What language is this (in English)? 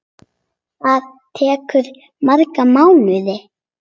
Icelandic